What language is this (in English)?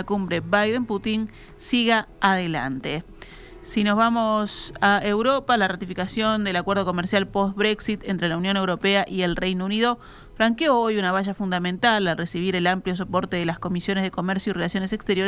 Spanish